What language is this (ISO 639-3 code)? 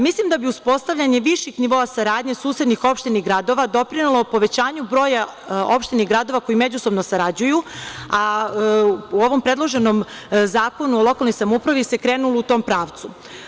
srp